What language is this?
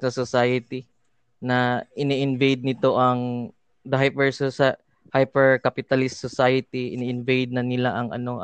Filipino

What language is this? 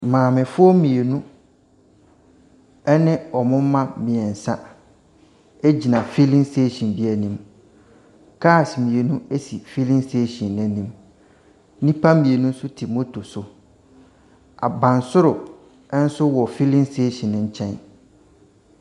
Akan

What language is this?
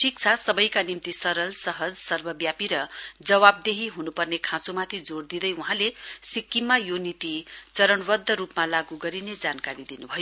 Nepali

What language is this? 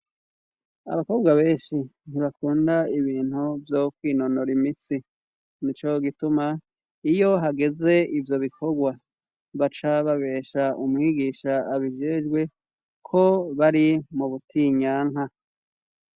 Rundi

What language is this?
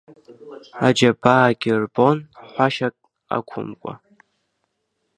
Abkhazian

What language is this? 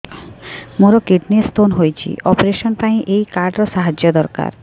Odia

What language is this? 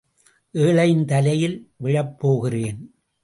Tamil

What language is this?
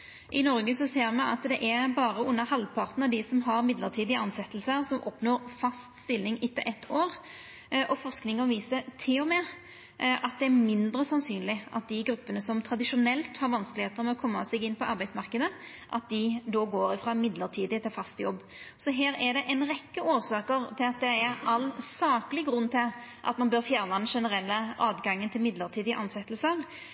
Norwegian Nynorsk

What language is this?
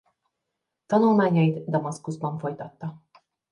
Hungarian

